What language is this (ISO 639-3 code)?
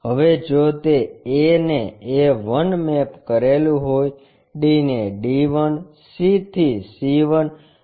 guj